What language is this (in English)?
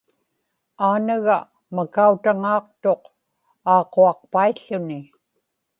Inupiaq